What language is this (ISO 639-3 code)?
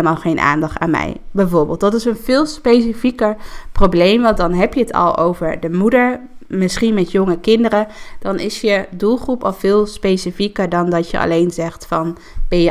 nld